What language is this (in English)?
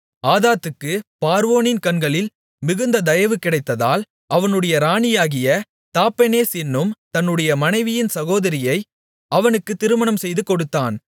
Tamil